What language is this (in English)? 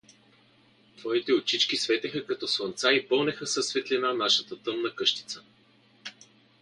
Bulgarian